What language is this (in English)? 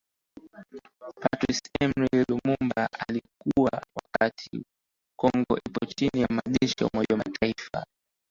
Swahili